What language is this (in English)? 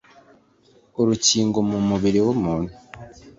Kinyarwanda